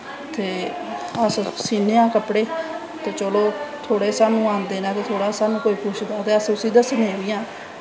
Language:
Dogri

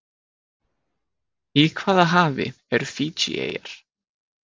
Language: Icelandic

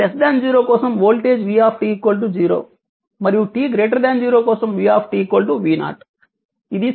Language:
Telugu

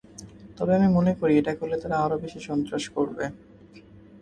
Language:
Bangla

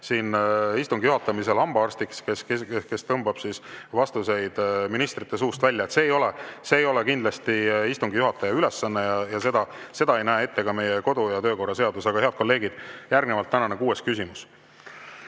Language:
Estonian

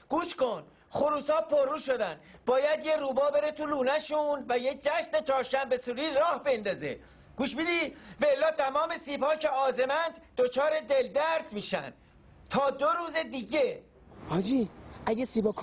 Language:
Persian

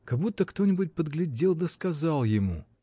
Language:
Russian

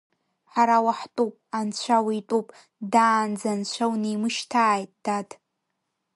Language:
Abkhazian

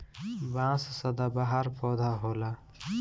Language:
Bhojpuri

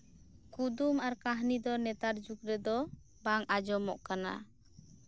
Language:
Santali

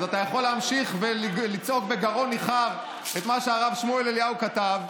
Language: Hebrew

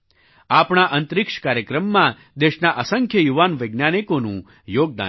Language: Gujarati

